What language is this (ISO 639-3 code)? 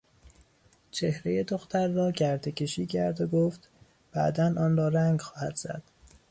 fas